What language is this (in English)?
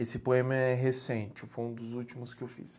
Portuguese